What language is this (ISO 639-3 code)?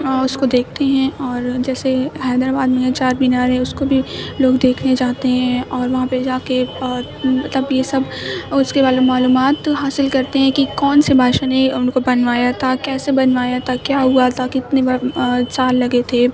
urd